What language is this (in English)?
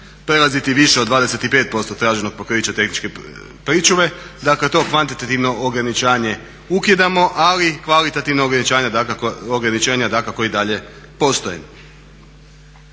Croatian